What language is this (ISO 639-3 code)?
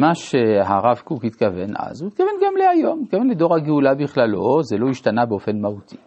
heb